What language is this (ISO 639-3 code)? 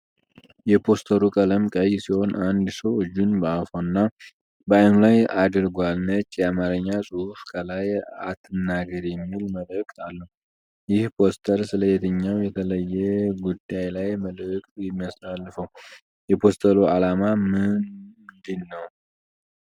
amh